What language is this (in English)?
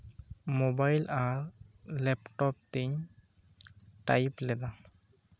Santali